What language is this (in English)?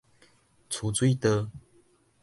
Min Nan Chinese